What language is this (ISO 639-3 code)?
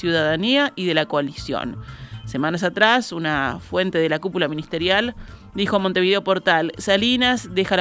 spa